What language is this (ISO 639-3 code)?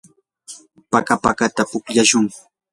qur